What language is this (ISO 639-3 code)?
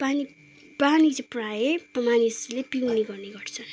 nep